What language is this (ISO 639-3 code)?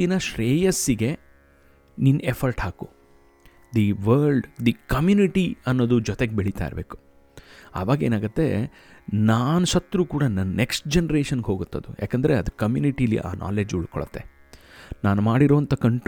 kan